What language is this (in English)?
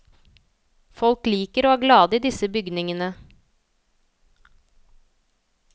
Norwegian